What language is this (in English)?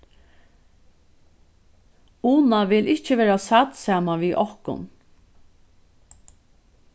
Faroese